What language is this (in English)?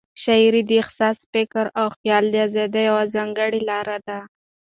Pashto